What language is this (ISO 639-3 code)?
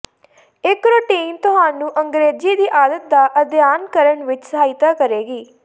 pan